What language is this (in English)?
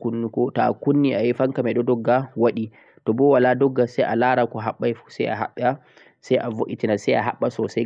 Central-Eastern Niger Fulfulde